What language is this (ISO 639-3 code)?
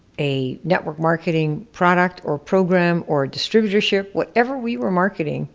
eng